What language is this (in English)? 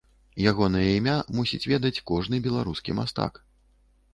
Belarusian